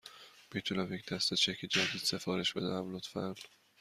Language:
Persian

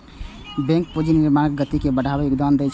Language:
Maithili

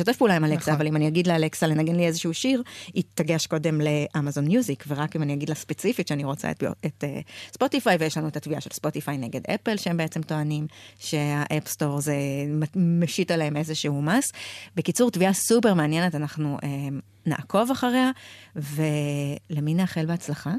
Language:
Hebrew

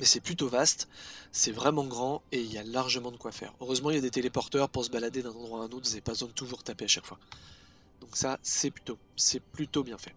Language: French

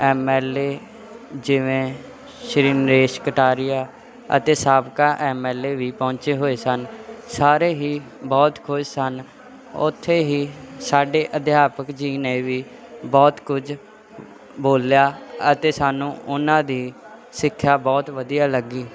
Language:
Punjabi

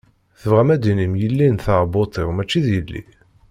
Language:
Kabyle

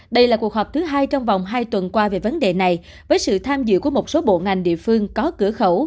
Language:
Vietnamese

